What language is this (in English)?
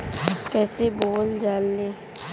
Bhojpuri